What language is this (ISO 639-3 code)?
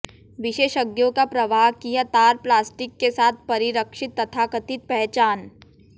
hin